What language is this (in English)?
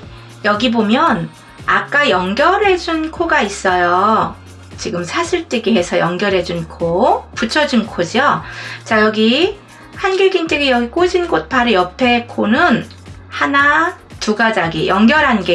Korean